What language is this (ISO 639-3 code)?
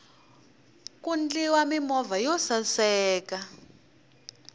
tso